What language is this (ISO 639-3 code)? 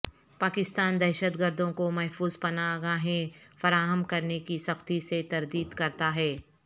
urd